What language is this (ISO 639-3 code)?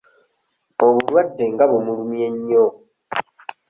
lug